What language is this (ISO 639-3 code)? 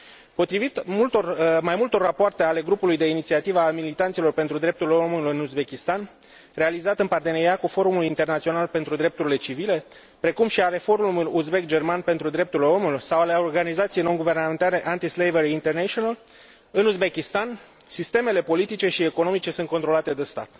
ron